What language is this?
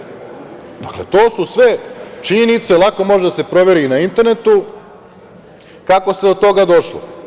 Serbian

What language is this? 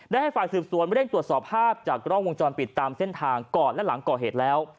Thai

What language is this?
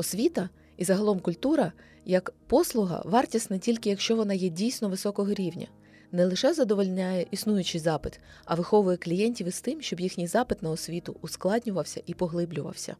Ukrainian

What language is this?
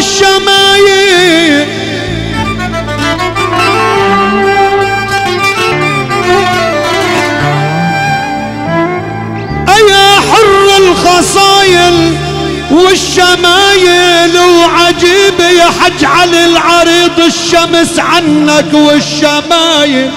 Arabic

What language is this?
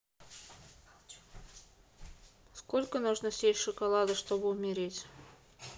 Russian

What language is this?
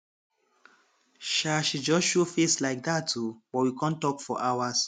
Nigerian Pidgin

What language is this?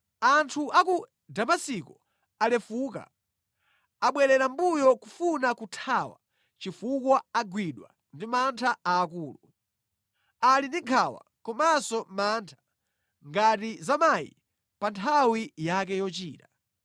Nyanja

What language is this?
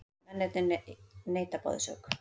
Icelandic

